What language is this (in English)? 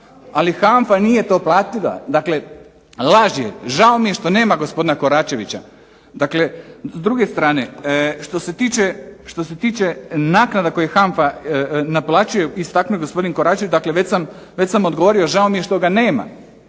Croatian